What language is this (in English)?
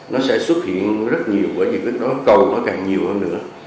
Vietnamese